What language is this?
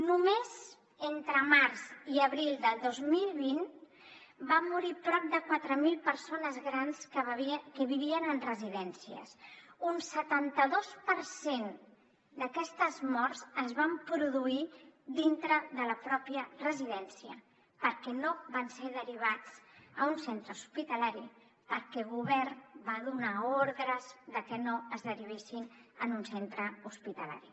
Catalan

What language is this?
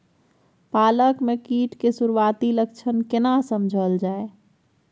Maithili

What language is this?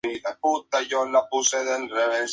Spanish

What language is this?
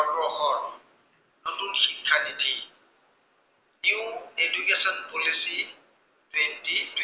Assamese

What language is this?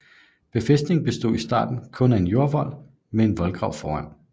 Danish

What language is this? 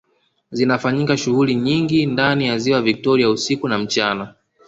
Swahili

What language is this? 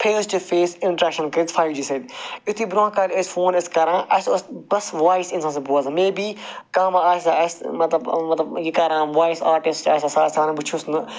Kashmiri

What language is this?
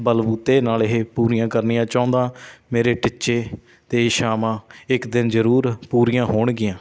Punjabi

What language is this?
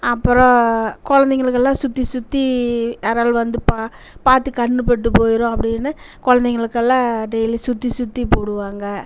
Tamil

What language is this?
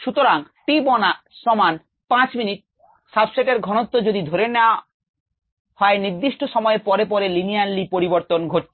Bangla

